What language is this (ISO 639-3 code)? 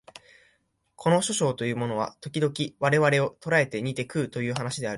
jpn